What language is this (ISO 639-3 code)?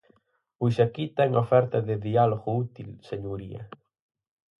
glg